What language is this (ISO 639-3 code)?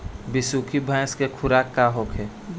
bho